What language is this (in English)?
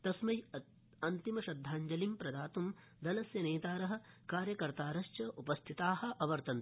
Sanskrit